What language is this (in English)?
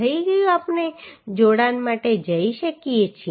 Gujarati